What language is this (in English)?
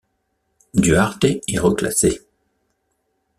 French